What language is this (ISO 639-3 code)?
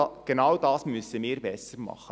gsw